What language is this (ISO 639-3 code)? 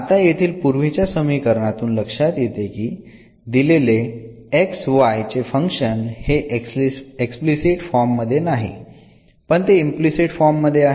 mar